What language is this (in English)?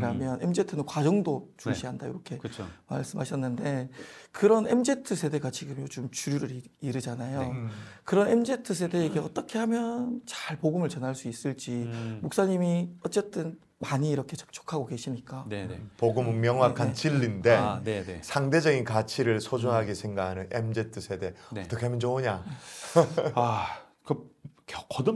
Korean